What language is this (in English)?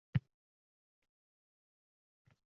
Uzbek